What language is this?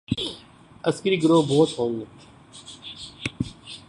Urdu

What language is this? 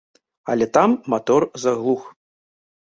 Belarusian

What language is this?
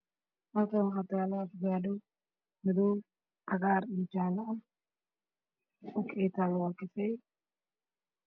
Somali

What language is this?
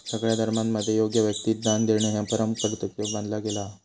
Marathi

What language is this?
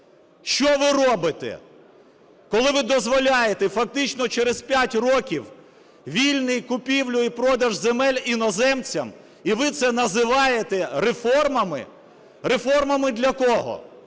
Ukrainian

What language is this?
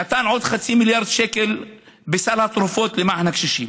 Hebrew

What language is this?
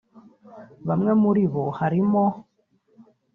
Kinyarwanda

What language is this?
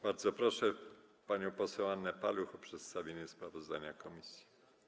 Polish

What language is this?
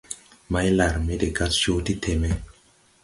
Tupuri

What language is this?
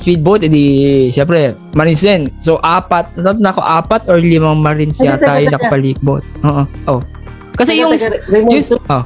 Filipino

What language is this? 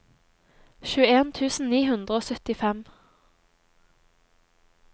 Norwegian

